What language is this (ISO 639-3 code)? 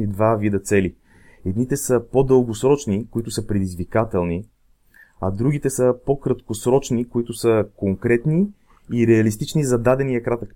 bul